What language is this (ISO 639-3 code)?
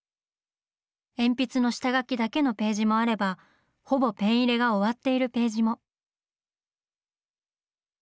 jpn